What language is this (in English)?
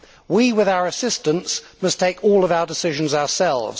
English